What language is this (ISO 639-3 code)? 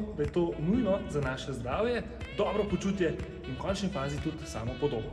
slv